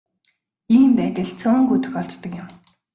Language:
Mongolian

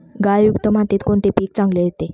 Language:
Marathi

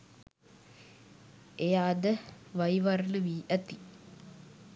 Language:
Sinhala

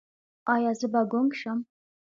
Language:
Pashto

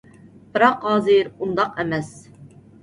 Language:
Uyghur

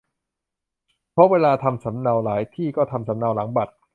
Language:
Thai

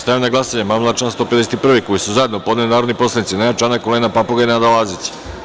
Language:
Serbian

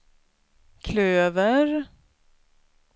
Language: Swedish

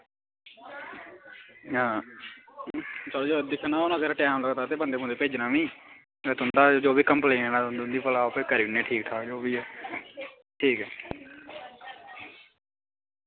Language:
Dogri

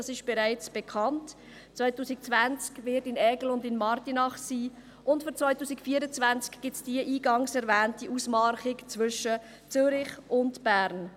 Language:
Swiss German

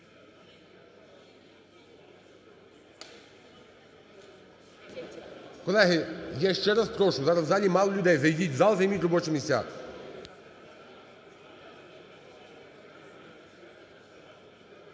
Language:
Ukrainian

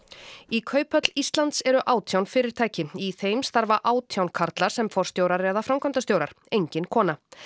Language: Icelandic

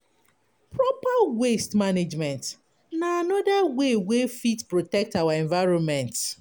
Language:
Nigerian Pidgin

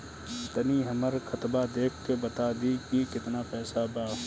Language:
Bhojpuri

